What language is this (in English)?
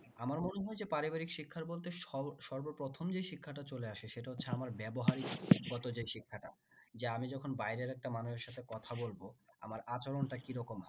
Bangla